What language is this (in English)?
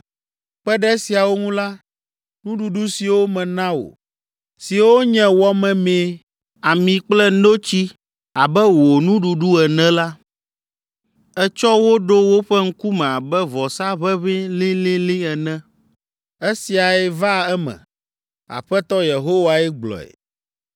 Ewe